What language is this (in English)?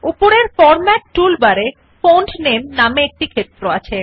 Bangla